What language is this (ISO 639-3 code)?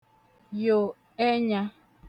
ibo